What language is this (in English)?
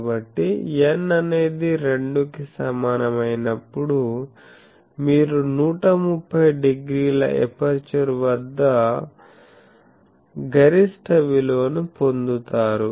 Telugu